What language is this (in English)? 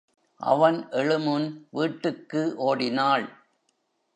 Tamil